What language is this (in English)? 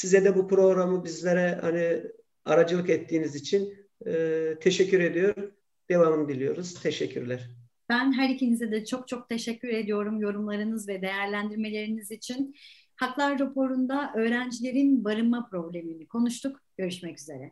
Turkish